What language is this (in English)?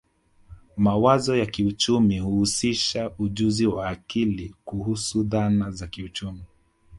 Swahili